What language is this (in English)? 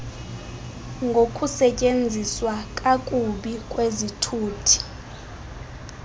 Xhosa